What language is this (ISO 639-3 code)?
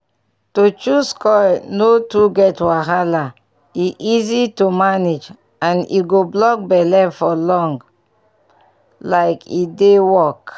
pcm